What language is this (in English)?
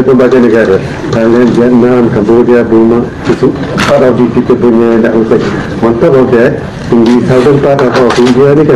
Malay